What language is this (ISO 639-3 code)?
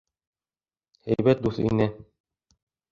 bak